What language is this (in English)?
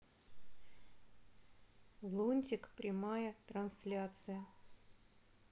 Russian